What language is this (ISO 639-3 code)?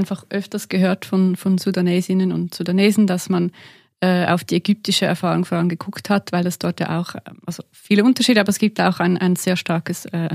deu